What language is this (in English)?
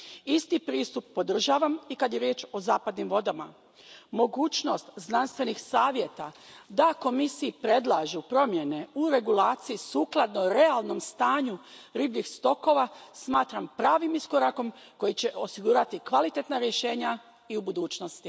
Croatian